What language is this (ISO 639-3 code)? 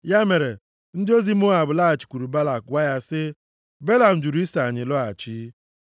ibo